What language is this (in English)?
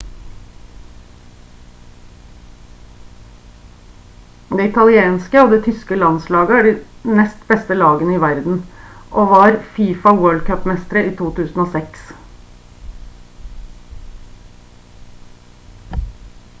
Norwegian Bokmål